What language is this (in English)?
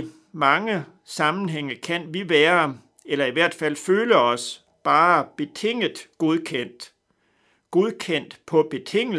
Danish